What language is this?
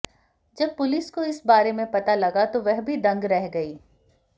Hindi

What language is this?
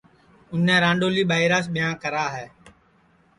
Sansi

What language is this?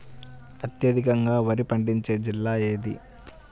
Telugu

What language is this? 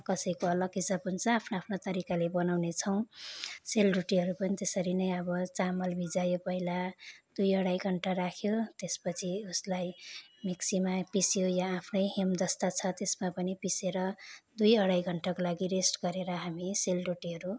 Nepali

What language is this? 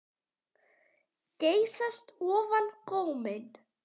Icelandic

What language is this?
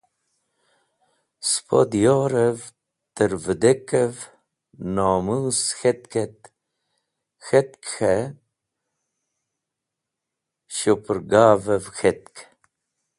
Wakhi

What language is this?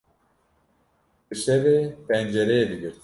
Kurdish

